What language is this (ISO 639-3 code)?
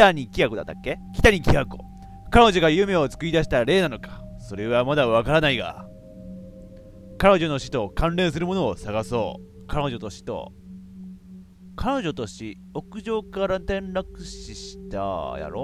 jpn